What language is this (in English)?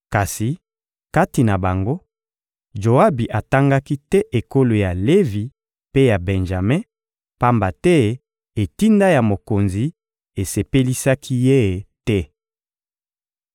Lingala